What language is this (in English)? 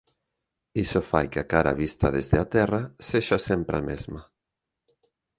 Galician